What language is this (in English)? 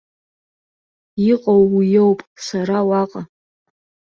Abkhazian